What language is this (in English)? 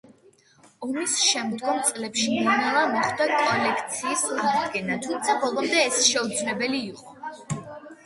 Georgian